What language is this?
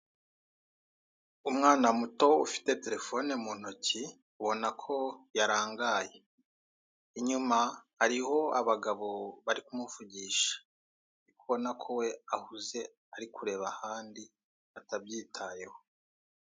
Kinyarwanda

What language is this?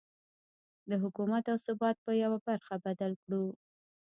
Pashto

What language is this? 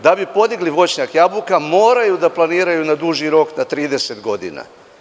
Serbian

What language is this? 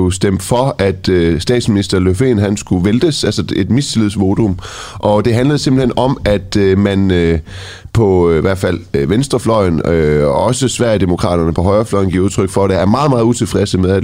Danish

